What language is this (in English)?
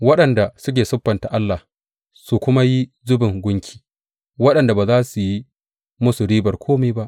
Hausa